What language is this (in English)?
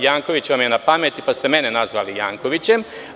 Serbian